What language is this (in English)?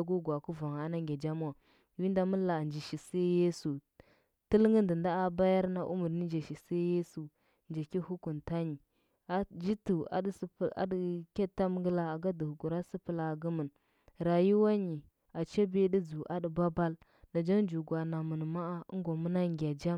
Huba